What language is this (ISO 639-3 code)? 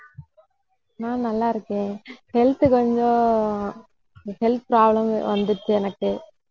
tam